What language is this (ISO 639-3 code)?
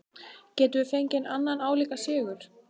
isl